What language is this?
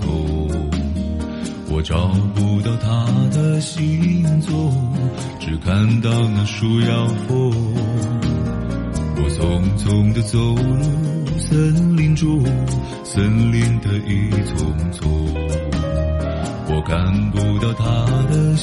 Chinese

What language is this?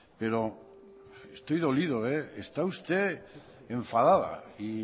Spanish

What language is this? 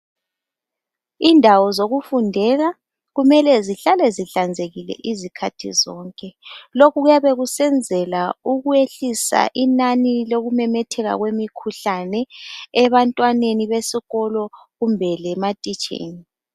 North Ndebele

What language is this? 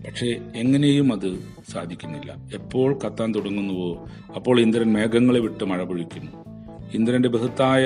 Malayalam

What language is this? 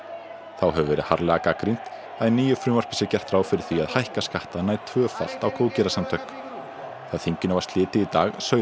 Icelandic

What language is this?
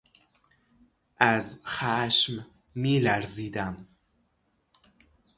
Persian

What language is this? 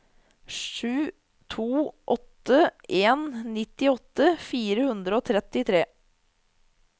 Norwegian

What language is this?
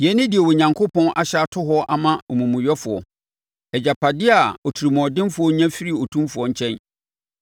Akan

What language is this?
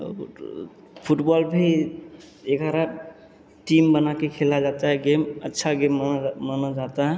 Hindi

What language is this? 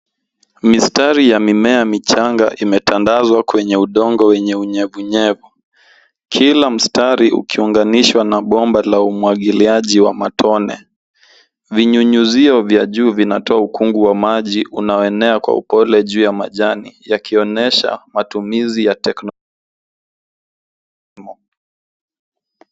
Swahili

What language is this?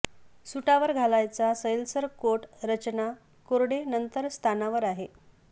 Marathi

